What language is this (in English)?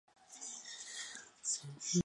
Chinese